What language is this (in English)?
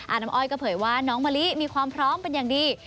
Thai